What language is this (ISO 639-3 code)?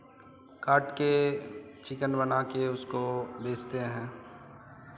hin